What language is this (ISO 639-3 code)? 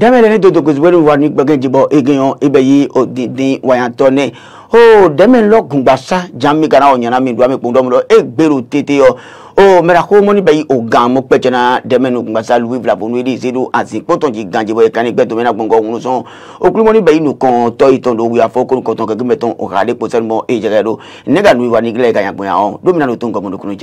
fra